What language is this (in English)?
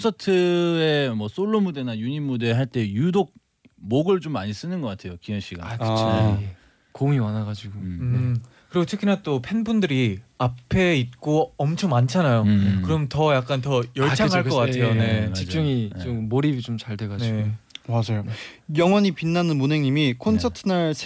Korean